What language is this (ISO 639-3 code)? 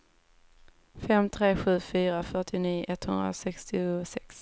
swe